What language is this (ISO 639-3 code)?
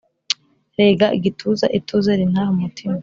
kin